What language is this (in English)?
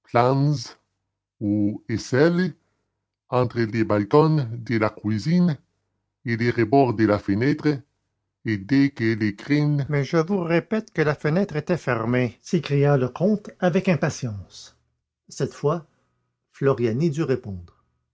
French